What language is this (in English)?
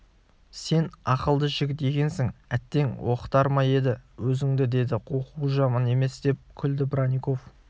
Kazakh